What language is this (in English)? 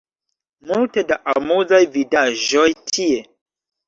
Esperanto